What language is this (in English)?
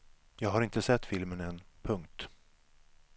Swedish